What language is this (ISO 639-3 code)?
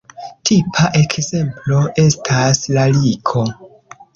epo